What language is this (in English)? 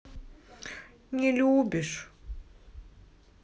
Russian